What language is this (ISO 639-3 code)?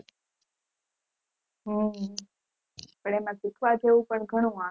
guj